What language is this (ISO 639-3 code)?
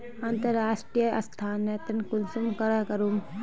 mag